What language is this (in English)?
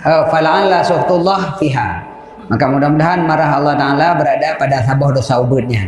Malay